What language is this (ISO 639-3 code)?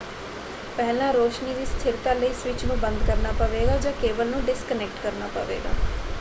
pan